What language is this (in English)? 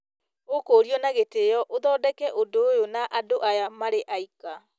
Kikuyu